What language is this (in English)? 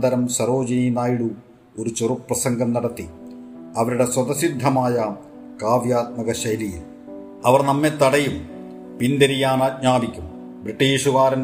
Malayalam